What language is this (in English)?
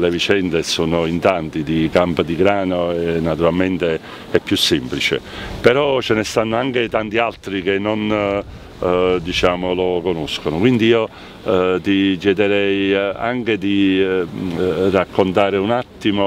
Italian